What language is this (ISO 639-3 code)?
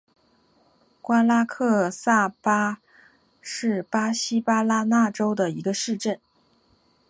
zho